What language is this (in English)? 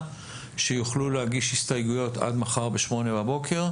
Hebrew